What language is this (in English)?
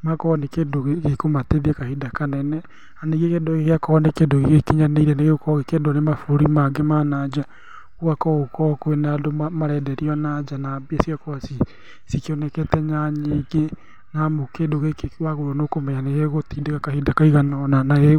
Kikuyu